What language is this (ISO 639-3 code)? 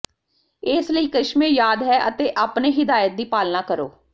pan